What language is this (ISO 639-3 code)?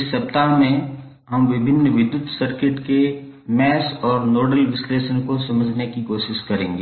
hin